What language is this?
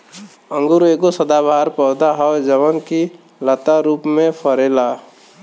Bhojpuri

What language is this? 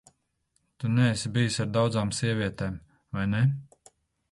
Latvian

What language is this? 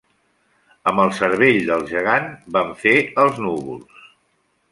Catalan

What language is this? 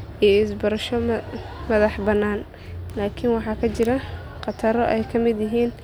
Somali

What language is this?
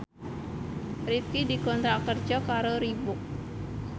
Javanese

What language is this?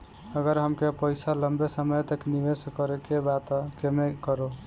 Bhojpuri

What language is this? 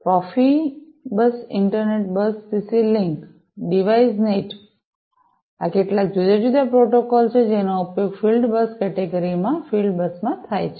Gujarati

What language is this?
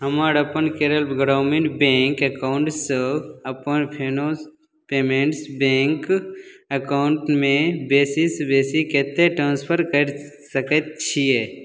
Maithili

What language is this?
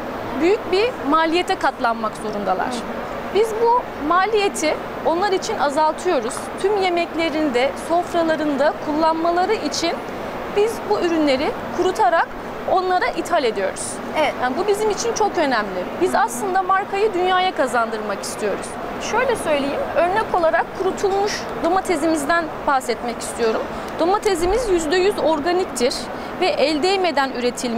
Turkish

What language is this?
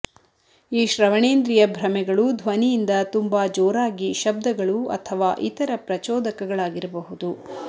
Kannada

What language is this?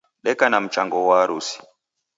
Taita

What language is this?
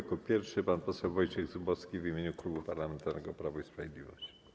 Polish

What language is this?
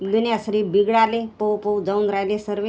Marathi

